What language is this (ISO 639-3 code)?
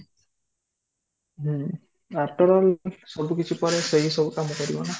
ori